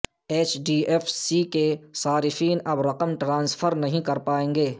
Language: Urdu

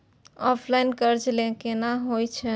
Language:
Maithili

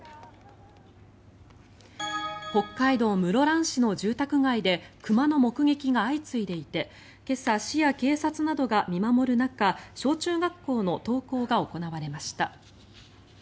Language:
Japanese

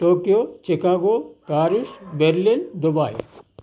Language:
Telugu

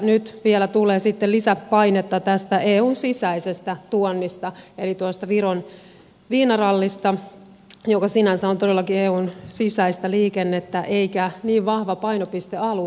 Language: Finnish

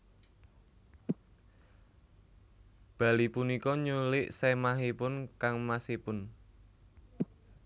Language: Javanese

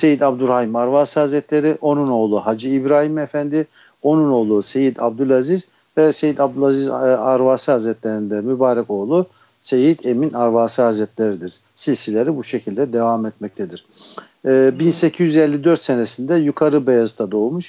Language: Turkish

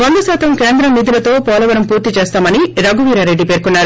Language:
Telugu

